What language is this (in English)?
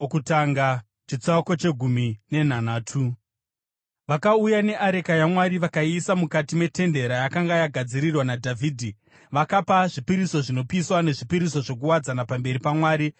Shona